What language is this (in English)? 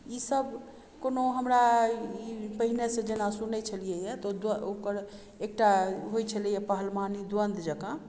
Maithili